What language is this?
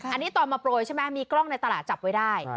Thai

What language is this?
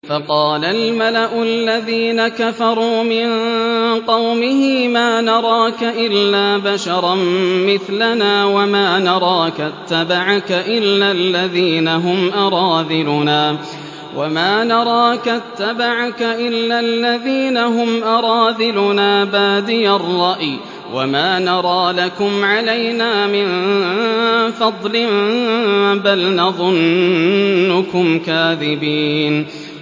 Arabic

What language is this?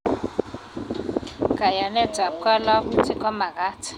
Kalenjin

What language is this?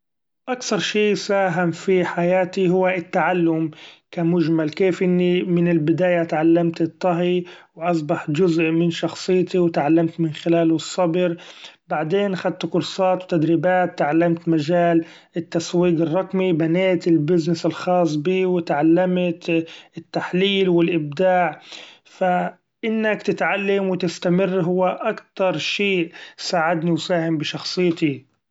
Gulf Arabic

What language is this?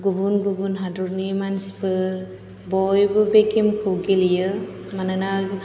Bodo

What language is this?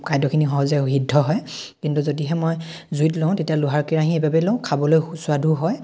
Assamese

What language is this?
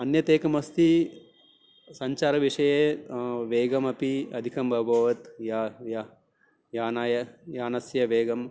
Sanskrit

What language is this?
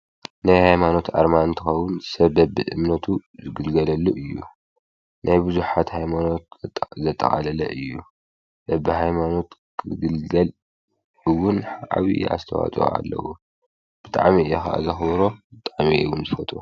Tigrinya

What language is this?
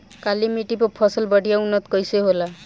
Bhojpuri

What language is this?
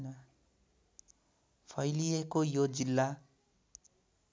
Nepali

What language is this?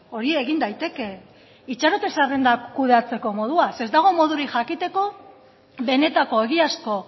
Basque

